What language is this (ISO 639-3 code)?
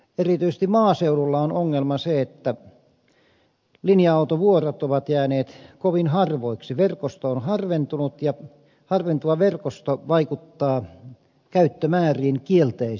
fin